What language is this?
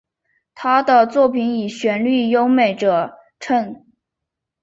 Chinese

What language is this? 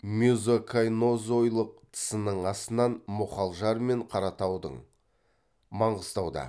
Kazakh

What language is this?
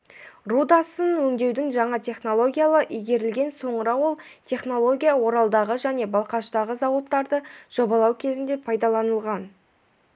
Kazakh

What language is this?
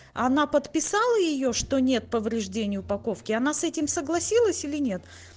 Russian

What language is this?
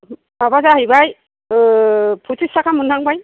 Bodo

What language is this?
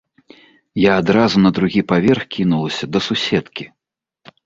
Belarusian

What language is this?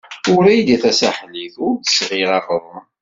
Kabyle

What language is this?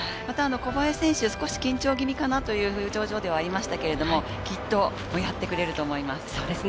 Japanese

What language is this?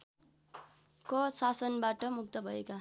Nepali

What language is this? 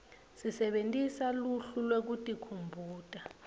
Swati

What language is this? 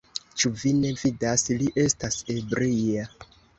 Esperanto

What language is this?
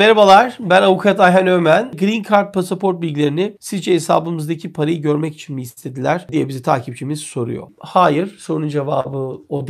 Turkish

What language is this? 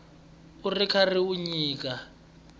Tsonga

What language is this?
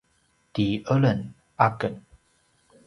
Paiwan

